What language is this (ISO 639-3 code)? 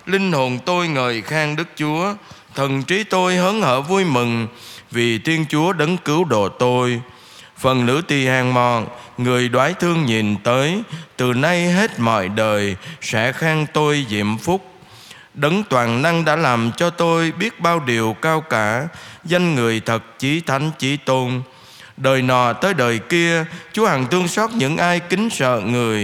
vie